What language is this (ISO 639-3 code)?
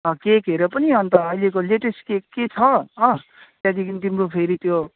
nep